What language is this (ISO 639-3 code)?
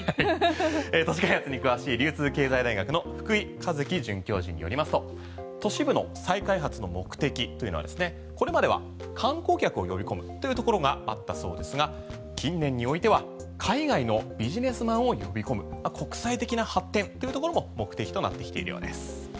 jpn